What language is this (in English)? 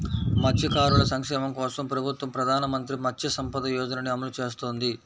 Telugu